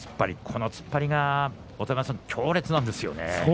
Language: Japanese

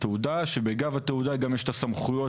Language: Hebrew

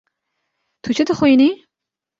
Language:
Kurdish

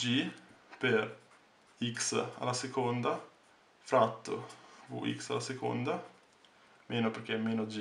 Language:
Italian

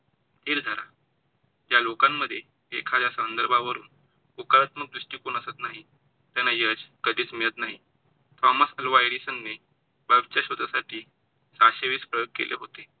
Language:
Marathi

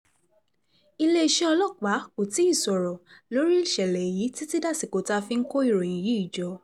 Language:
Yoruba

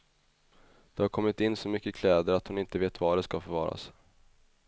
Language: Swedish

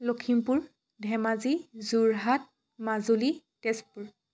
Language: Assamese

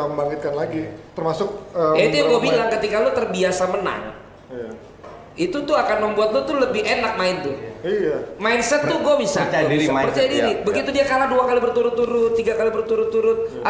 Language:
Indonesian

